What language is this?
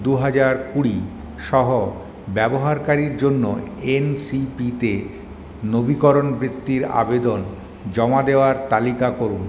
Bangla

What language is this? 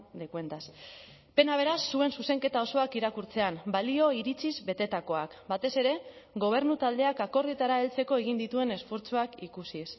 Basque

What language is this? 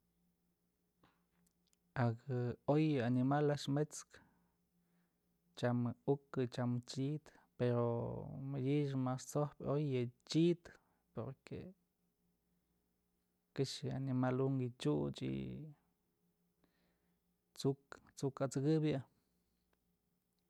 Mazatlán Mixe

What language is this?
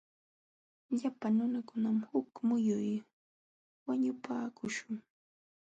Jauja Wanca Quechua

